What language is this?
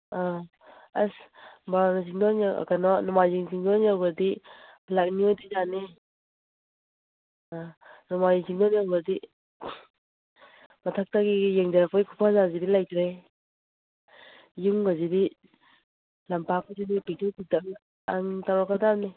Manipuri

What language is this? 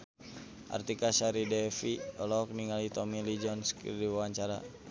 Sundanese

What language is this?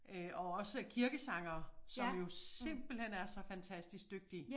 Danish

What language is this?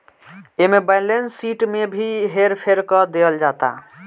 Bhojpuri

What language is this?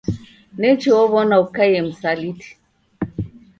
Taita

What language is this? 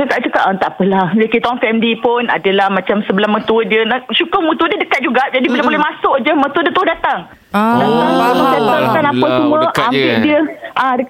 Malay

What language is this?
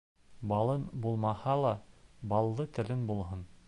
Bashkir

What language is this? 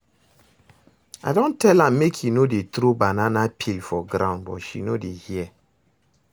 Nigerian Pidgin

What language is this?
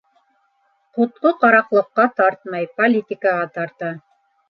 Bashkir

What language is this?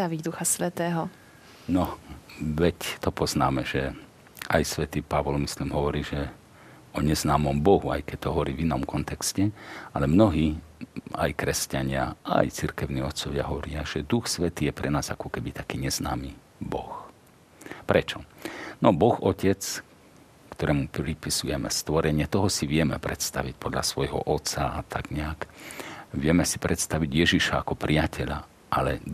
Slovak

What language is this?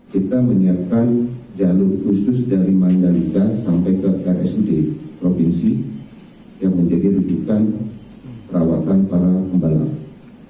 Indonesian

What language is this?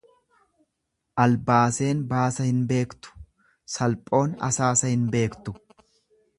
Oromo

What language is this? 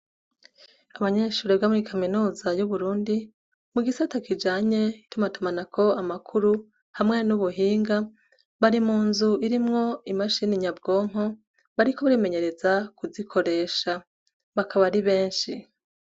Rundi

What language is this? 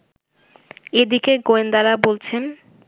Bangla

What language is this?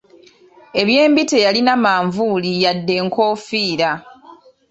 Ganda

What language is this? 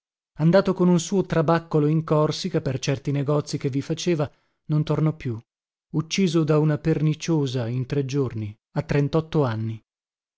Italian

